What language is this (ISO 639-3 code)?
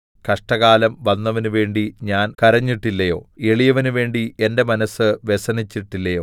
mal